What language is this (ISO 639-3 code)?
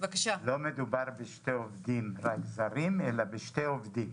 heb